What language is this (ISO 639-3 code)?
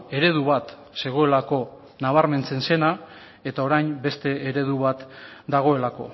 eus